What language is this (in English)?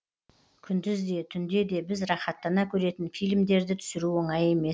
Kazakh